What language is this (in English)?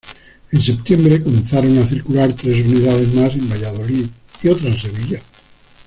Spanish